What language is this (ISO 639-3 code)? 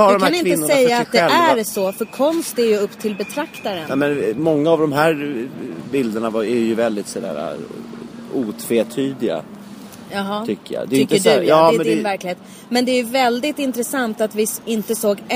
swe